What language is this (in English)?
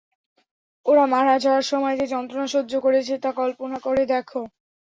Bangla